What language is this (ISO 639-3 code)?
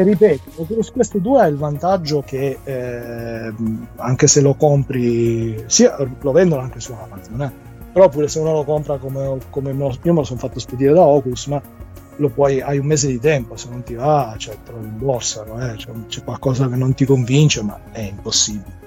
ita